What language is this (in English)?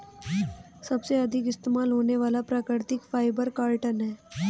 Hindi